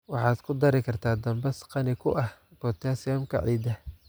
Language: Somali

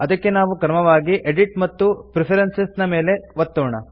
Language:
Kannada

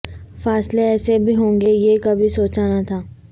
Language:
Urdu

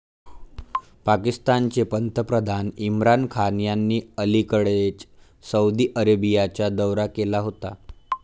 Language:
Marathi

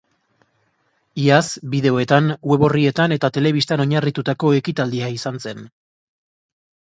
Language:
Basque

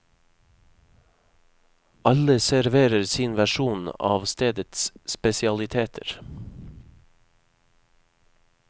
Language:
Norwegian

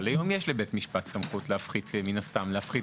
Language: Hebrew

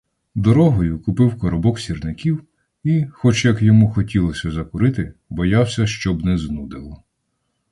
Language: Ukrainian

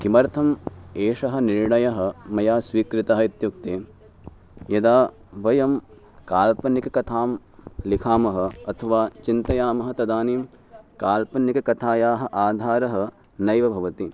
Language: Sanskrit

